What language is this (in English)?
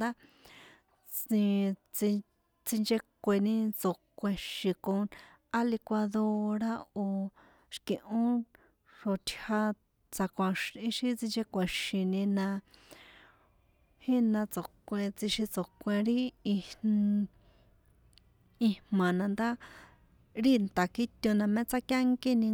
San Juan Atzingo Popoloca